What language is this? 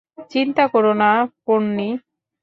Bangla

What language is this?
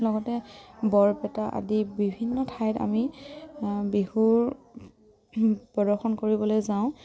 Assamese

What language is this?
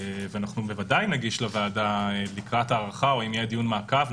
Hebrew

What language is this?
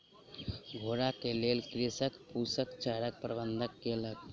Maithili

